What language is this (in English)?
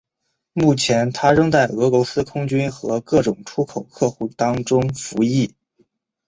Chinese